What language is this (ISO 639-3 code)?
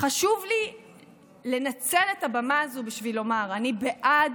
heb